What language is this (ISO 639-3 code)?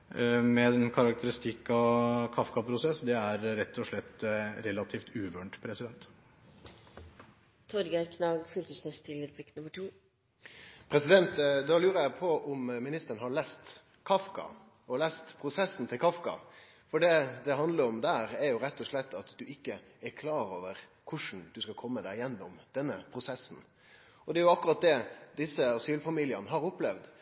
nor